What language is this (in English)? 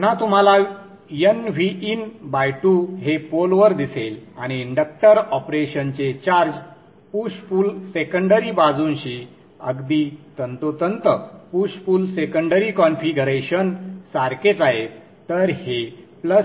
Marathi